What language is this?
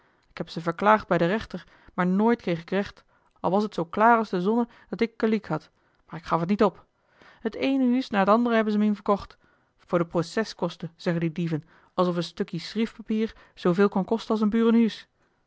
Dutch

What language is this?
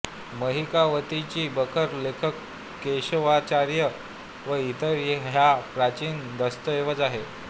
Marathi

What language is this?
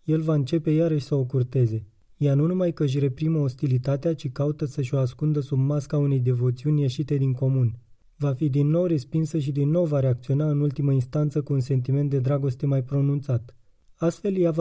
Romanian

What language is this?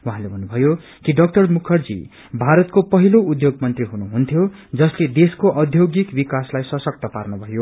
Nepali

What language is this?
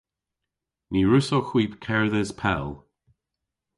Cornish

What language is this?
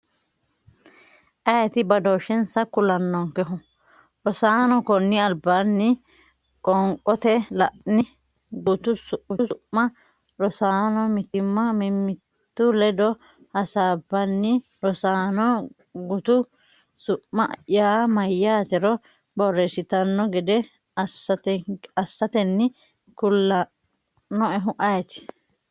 Sidamo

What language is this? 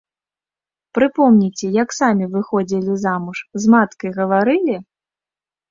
Belarusian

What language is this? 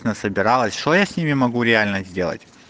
Russian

